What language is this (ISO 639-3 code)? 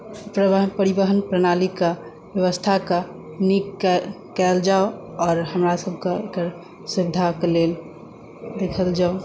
mai